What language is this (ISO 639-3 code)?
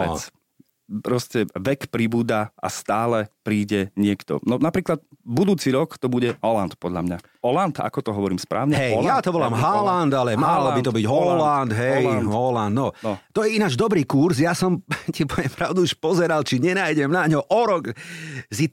slk